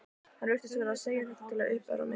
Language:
Icelandic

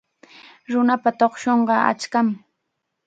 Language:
Chiquián Ancash Quechua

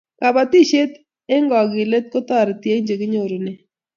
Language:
Kalenjin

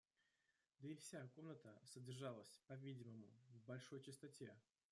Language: Russian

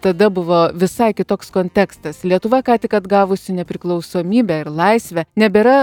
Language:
Lithuanian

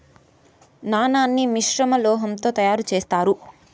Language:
Telugu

